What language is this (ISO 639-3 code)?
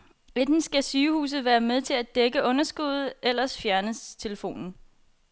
dan